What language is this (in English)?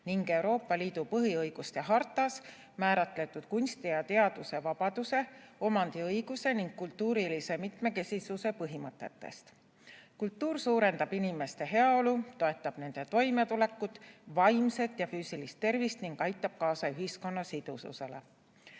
Estonian